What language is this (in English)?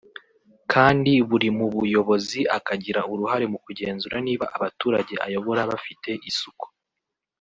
Kinyarwanda